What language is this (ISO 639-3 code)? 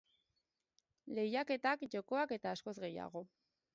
eus